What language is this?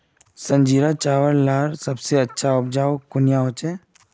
Magahi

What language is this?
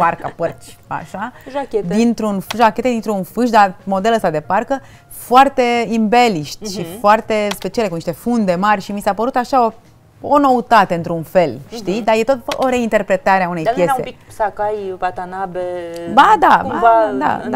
Romanian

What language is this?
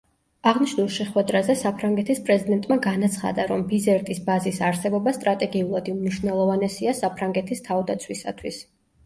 Georgian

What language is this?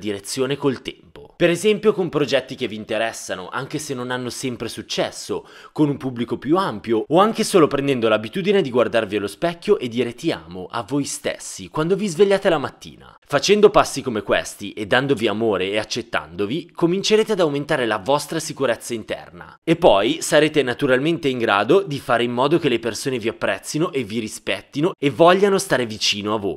Italian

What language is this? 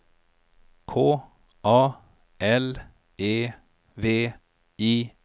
Swedish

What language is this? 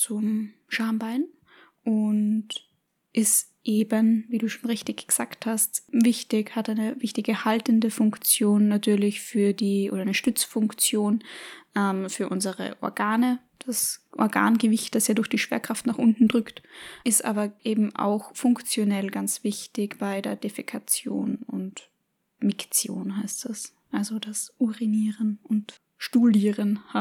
German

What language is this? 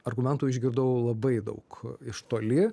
Lithuanian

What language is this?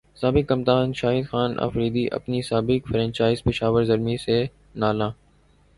Urdu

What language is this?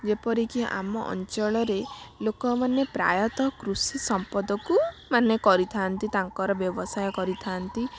Odia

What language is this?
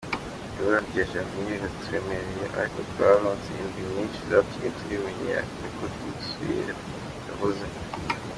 Kinyarwanda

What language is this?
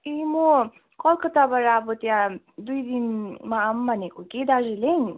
Nepali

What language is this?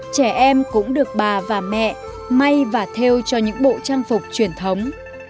Vietnamese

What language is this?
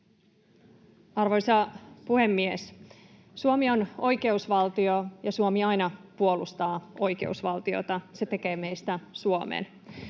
Finnish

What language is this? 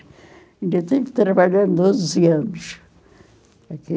Portuguese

